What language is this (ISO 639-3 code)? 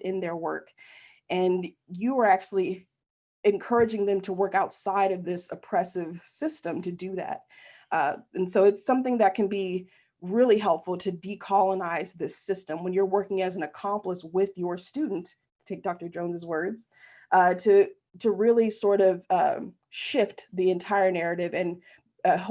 eng